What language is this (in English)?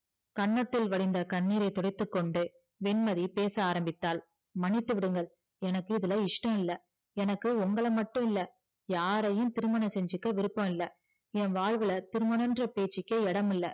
Tamil